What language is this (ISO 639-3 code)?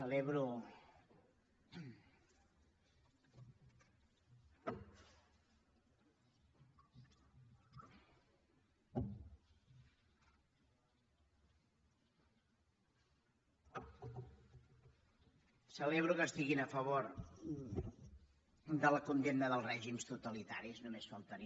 cat